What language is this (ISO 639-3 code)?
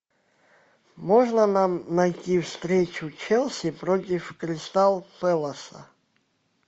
rus